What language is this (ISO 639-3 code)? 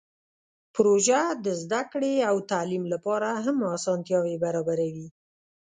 pus